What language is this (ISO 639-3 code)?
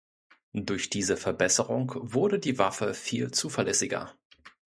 deu